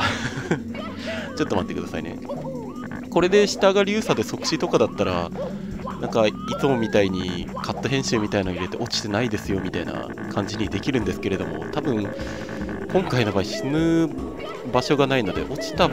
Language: Japanese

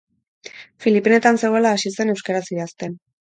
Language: Basque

